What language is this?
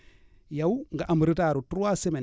Wolof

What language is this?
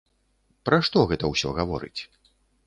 Belarusian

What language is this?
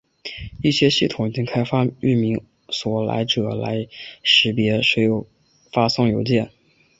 Chinese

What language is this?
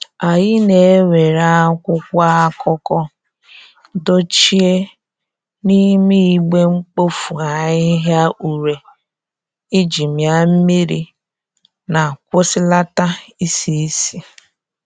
Igbo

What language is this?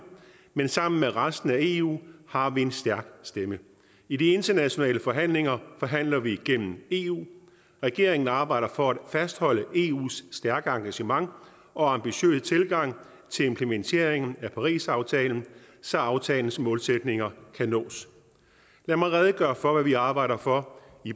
Danish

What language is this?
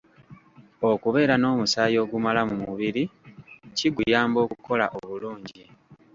Ganda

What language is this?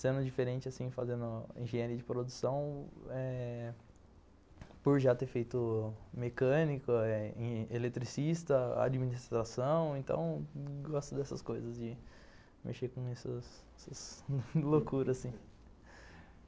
Portuguese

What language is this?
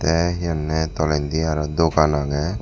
Chakma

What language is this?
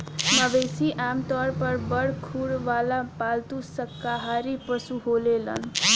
Bhojpuri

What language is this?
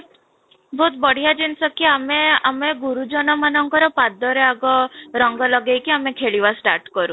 Odia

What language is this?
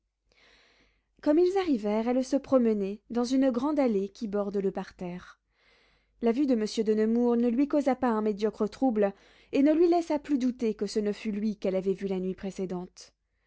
French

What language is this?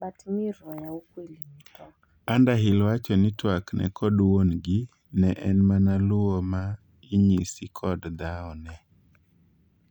Luo (Kenya and Tanzania)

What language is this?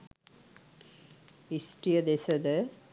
Sinhala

